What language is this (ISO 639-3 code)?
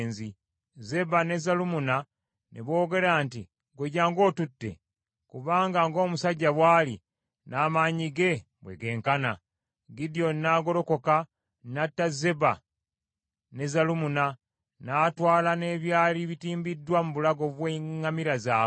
lug